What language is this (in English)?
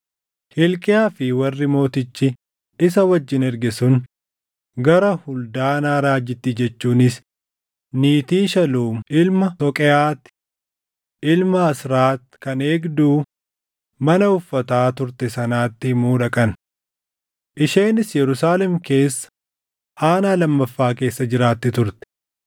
Oromo